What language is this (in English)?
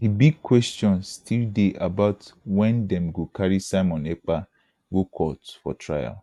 Nigerian Pidgin